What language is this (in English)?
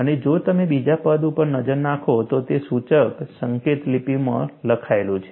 Gujarati